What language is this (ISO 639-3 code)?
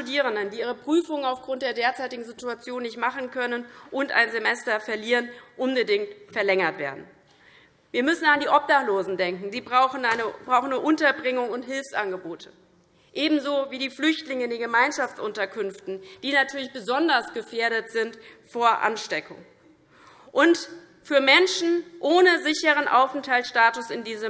deu